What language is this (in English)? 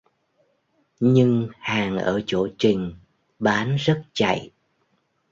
Vietnamese